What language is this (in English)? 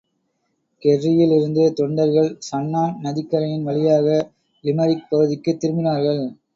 Tamil